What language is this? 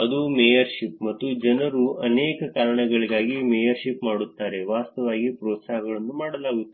Kannada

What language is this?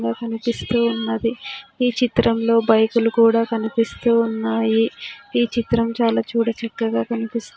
Telugu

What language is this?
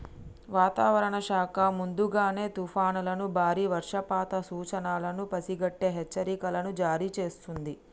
Telugu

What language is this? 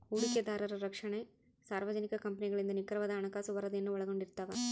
Kannada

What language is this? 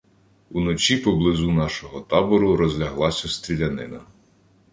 Ukrainian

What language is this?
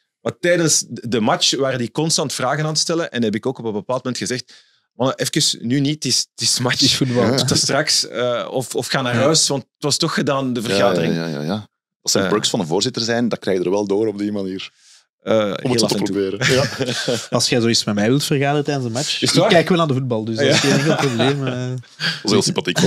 Dutch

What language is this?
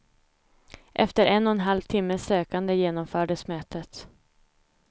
Swedish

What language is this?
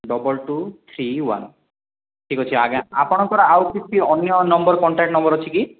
Odia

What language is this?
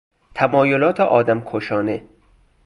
Persian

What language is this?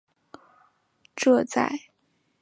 Chinese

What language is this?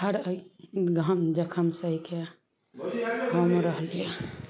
Maithili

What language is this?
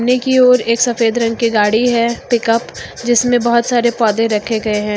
Hindi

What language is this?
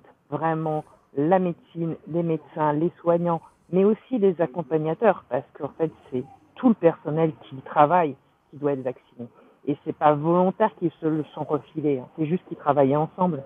French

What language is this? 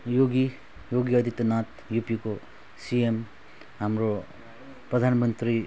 Nepali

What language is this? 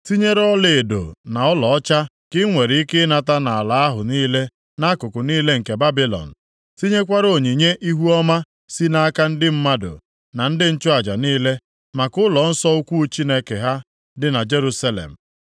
Igbo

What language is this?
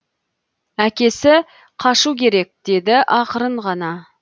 Kazakh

